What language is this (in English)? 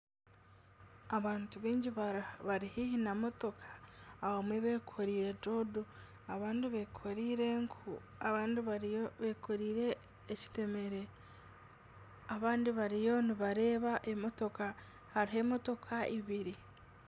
Nyankole